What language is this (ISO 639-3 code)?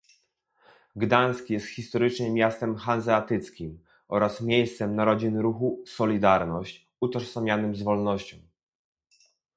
pol